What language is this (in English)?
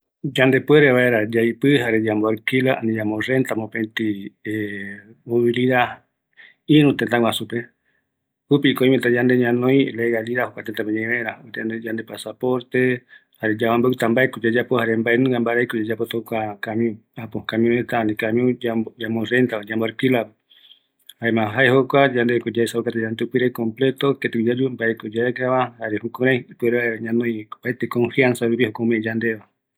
Eastern Bolivian Guaraní